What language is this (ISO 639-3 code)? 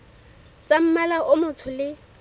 sot